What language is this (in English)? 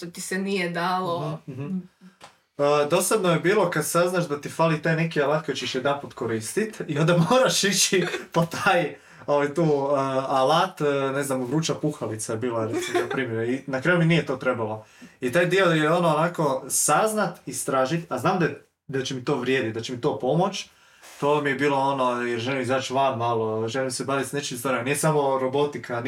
Croatian